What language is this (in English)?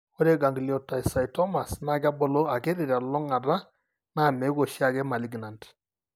Masai